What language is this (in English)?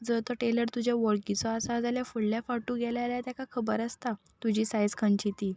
Konkani